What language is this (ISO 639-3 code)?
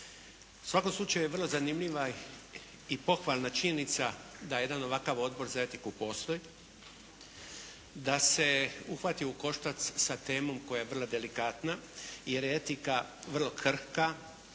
hrv